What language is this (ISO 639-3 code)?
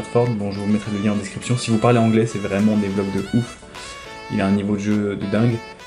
fra